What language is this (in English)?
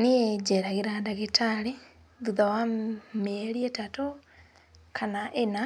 Kikuyu